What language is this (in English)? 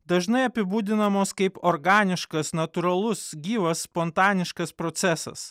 Lithuanian